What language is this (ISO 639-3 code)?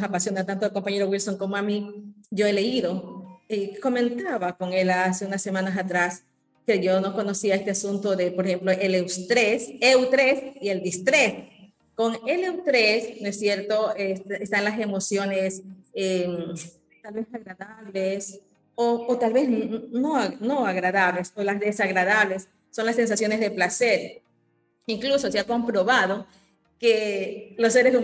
spa